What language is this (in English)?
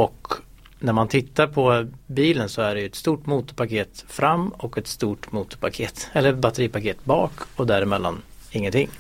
Swedish